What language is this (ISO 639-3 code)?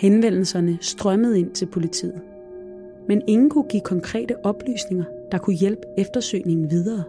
dan